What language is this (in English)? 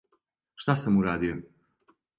Serbian